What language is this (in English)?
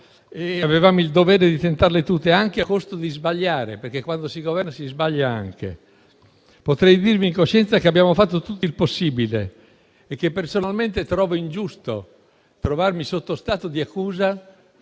Italian